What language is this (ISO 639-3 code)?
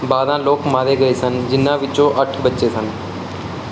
pan